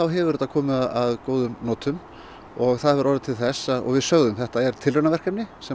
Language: Icelandic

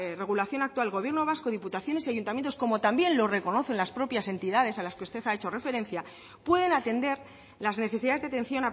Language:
Spanish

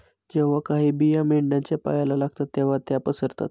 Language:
Marathi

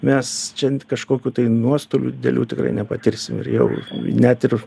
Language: Lithuanian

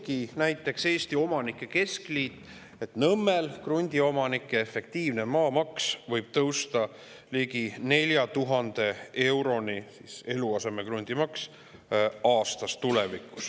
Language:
Estonian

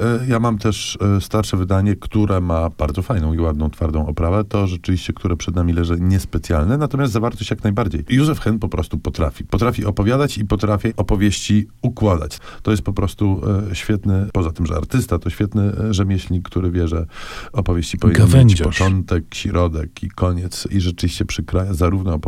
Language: Polish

